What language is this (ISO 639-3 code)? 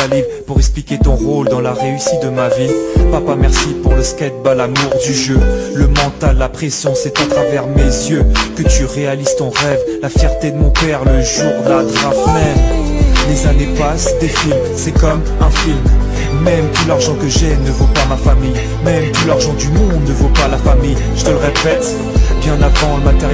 fra